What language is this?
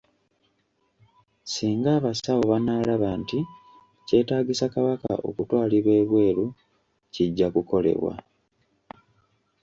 Ganda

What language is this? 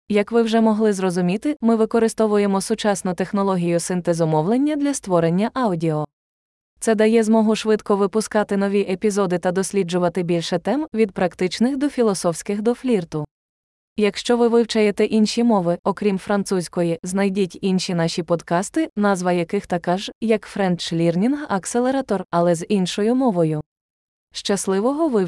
Ukrainian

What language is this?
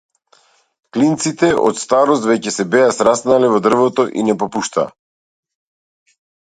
Macedonian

